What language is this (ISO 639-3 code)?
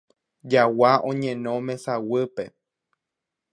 grn